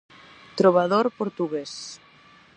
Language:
Galician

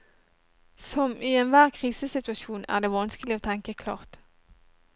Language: Norwegian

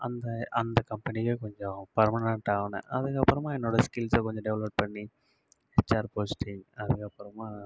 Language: Tamil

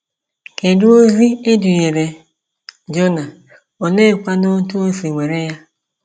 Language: Igbo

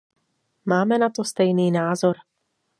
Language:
Czech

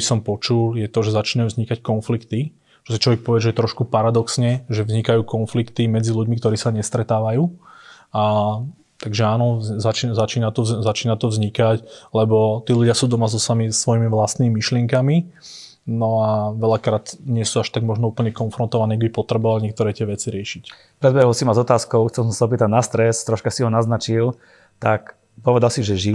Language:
Slovak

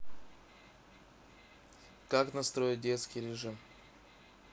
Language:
Russian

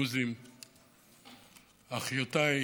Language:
Hebrew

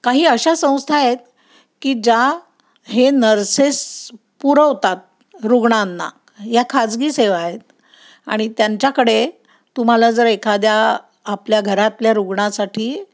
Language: Marathi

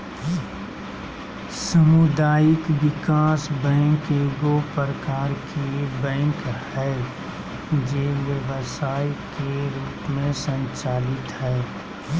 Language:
Magahi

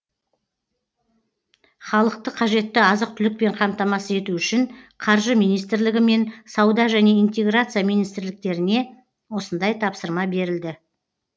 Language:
Kazakh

